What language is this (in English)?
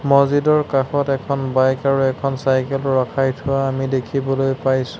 Assamese